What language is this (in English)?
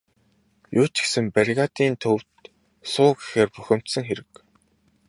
Mongolian